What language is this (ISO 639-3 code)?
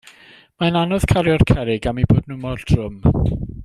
cym